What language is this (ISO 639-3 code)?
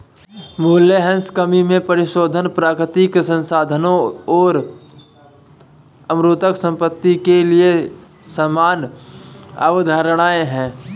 hin